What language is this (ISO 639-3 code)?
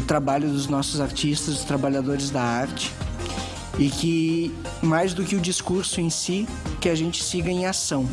por